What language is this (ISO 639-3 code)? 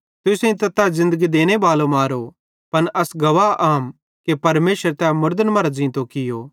bhd